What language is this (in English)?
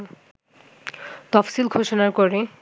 Bangla